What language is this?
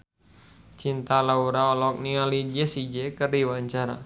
Sundanese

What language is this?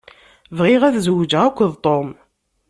Kabyle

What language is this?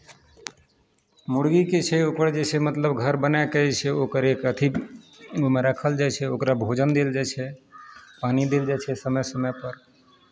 Maithili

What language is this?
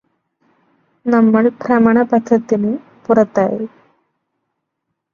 Malayalam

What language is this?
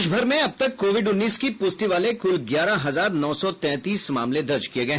Hindi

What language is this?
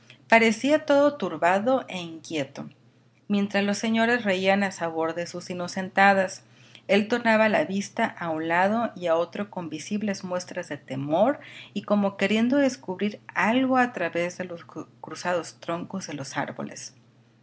Spanish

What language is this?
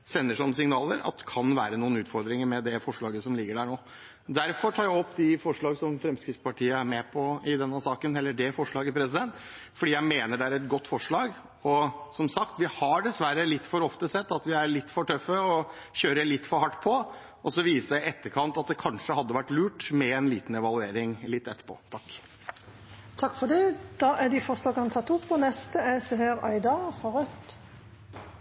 Norwegian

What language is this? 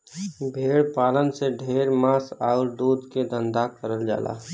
Bhojpuri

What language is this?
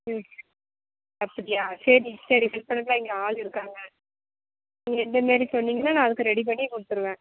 Tamil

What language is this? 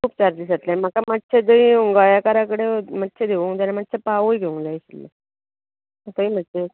Konkani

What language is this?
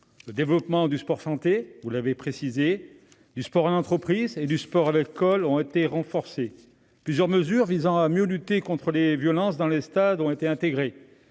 French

